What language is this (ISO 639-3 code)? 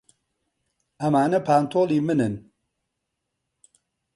ckb